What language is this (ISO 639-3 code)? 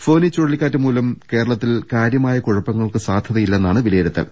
mal